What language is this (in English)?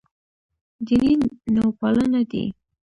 Pashto